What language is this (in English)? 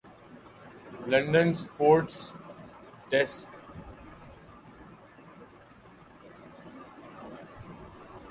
Urdu